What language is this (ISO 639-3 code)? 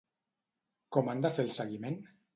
cat